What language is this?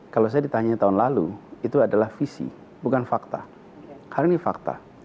Indonesian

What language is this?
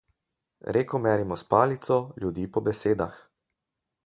Slovenian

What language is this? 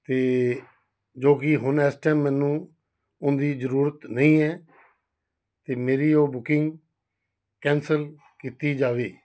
Punjabi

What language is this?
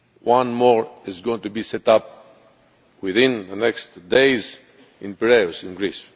English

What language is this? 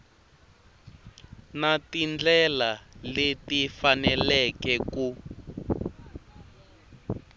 Tsonga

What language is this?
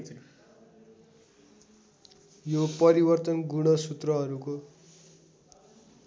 Nepali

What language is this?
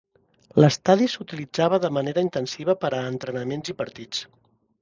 Catalan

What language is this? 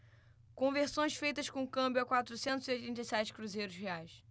Portuguese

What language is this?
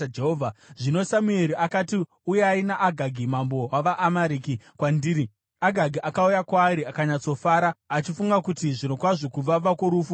Shona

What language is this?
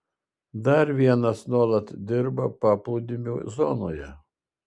Lithuanian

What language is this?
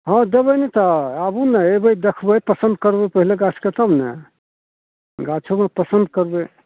Maithili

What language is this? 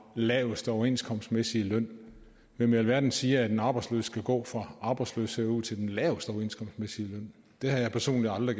Danish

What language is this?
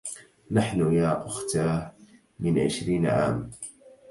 Arabic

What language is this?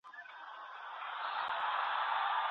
Pashto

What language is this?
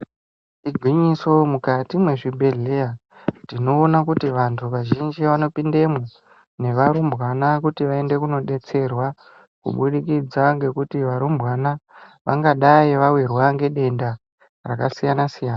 Ndau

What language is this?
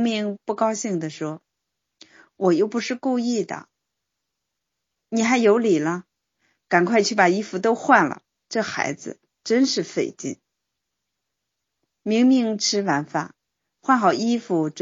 Chinese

